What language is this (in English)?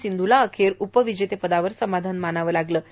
Marathi